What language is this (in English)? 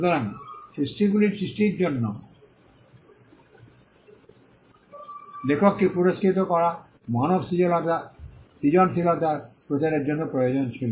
Bangla